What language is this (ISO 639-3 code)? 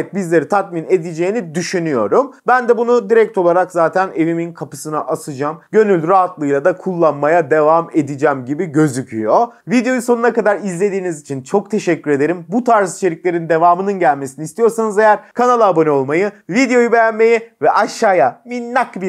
tur